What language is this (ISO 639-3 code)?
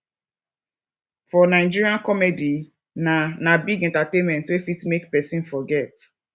pcm